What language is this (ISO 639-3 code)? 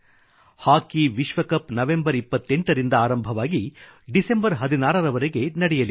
kan